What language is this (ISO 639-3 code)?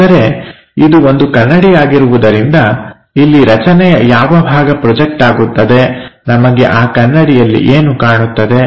kan